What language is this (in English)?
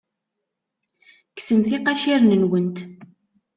Kabyle